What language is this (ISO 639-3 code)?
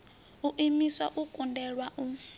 ven